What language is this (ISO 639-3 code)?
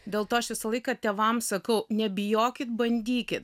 lit